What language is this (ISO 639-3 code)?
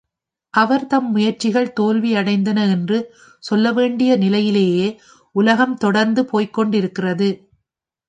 tam